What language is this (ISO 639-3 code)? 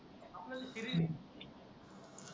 mar